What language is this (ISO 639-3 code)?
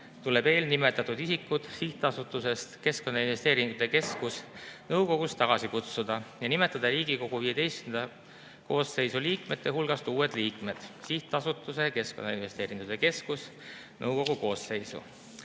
est